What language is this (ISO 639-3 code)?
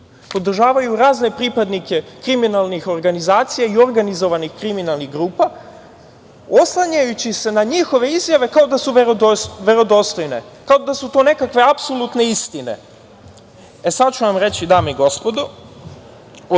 srp